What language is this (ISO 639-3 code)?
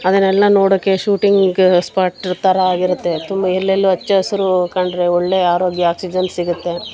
kan